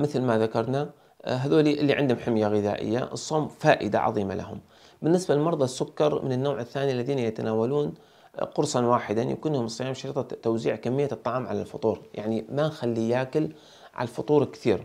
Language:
Arabic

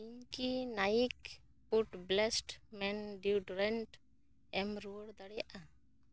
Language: Santali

